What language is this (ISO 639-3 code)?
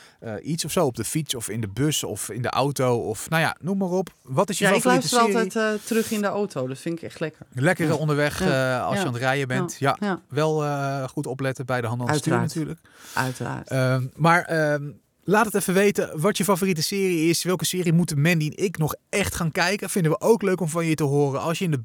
nld